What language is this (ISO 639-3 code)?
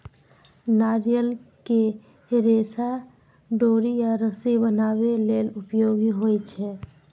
mai